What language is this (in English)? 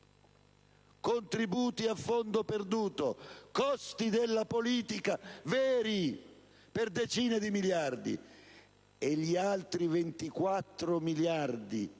Italian